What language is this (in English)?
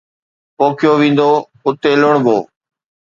Sindhi